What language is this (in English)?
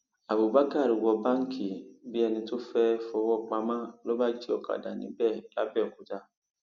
Yoruba